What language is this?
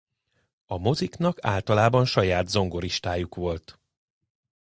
Hungarian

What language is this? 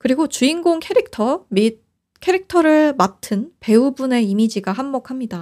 Korean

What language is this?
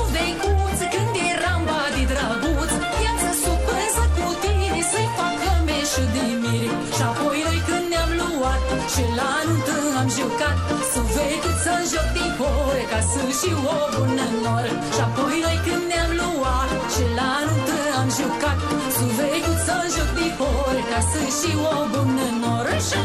Romanian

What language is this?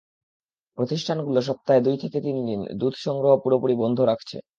Bangla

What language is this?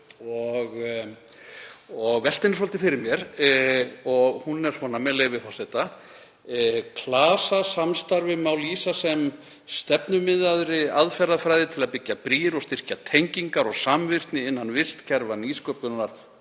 Icelandic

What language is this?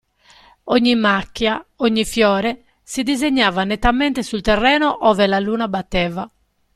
Italian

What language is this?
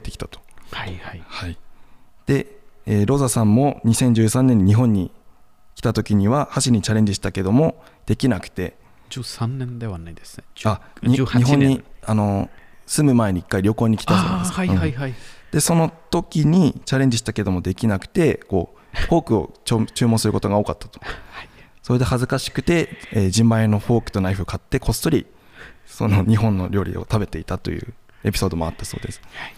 Japanese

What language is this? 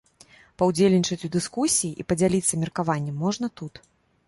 Belarusian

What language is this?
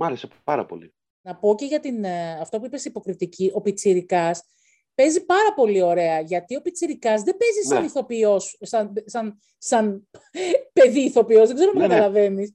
Greek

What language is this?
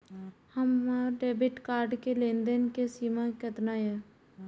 Maithili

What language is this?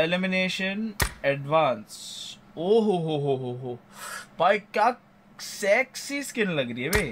Hindi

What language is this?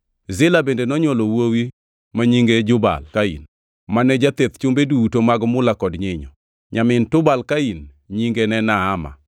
Luo (Kenya and Tanzania)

